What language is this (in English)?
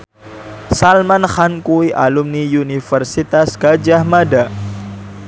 Javanese